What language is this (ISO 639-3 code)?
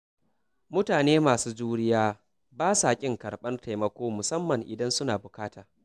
hau